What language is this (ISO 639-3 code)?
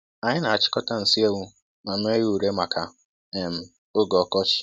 ibo